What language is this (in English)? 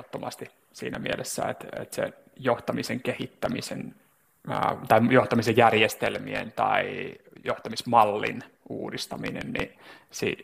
Finnish